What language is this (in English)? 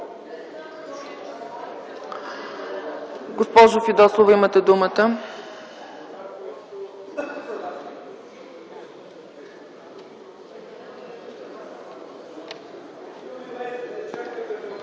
Bulgarian